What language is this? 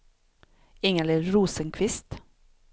Swedish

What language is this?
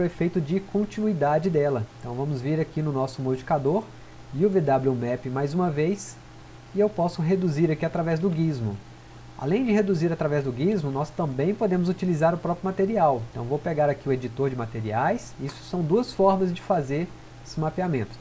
Portuguese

